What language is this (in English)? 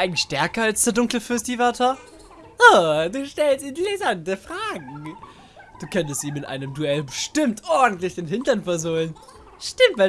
German